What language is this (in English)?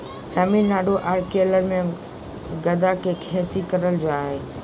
Magahi